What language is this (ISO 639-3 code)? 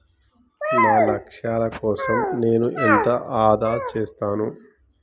tel